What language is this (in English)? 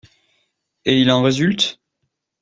French